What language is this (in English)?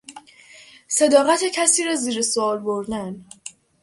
Persian